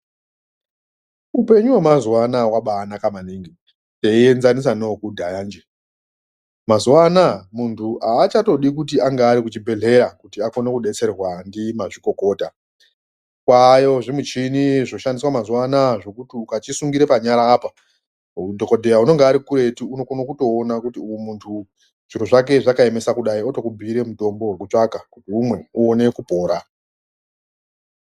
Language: Ndau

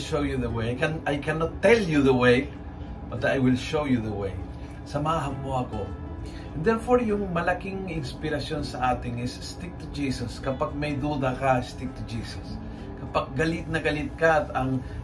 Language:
Filipino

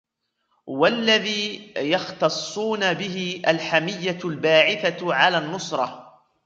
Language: Arabic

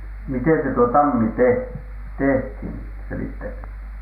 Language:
Finnish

